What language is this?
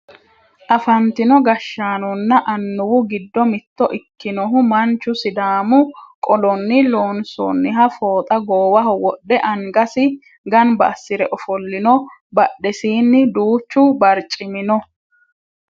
Sidamo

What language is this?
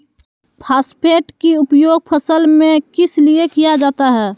Magahi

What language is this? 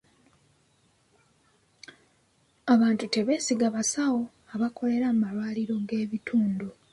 Ganda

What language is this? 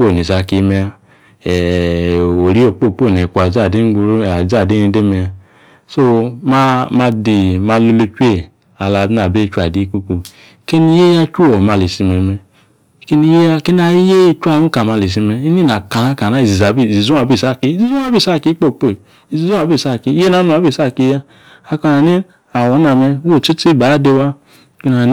Yace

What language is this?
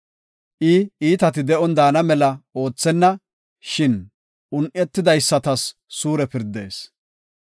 Gofa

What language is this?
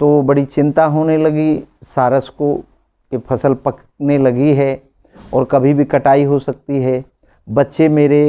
Hindi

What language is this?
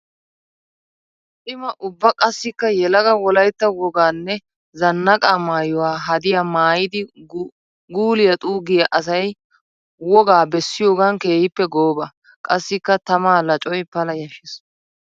Wolaytta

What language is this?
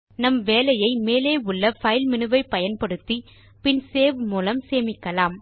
Tamil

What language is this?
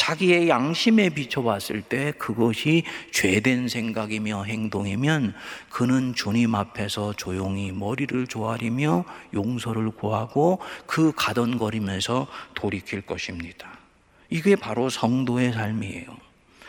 Korean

